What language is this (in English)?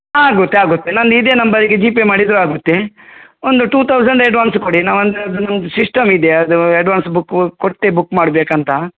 Kannada